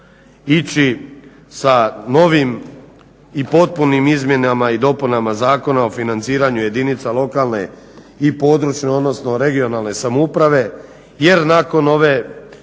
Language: Croatian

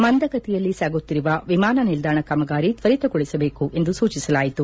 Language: Kannada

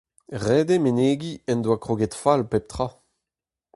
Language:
Breton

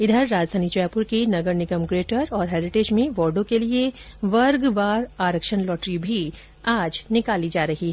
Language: Hindi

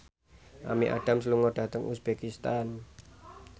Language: Javanese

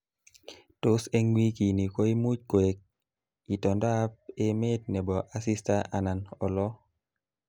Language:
Kalenjin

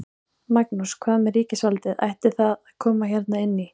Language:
Icelandic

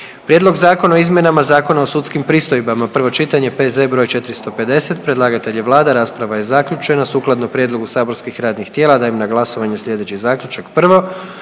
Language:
Croatian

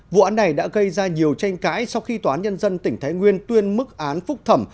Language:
Vietnamese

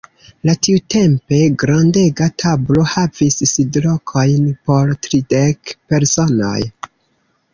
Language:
Esperanto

